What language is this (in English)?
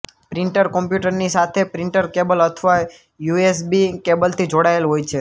Gujarati